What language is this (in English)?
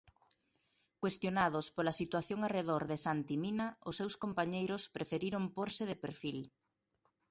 Galician